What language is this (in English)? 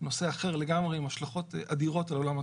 Hebrew